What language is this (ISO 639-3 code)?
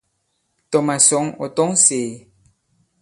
abb